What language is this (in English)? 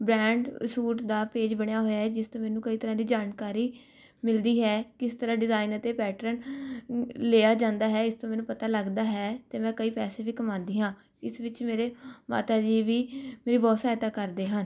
Punjabi